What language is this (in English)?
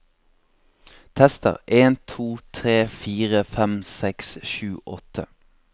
Norwegian